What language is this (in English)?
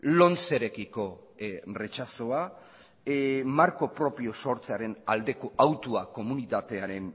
Basque